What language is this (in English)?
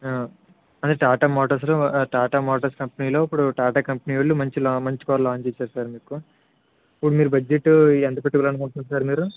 Telugu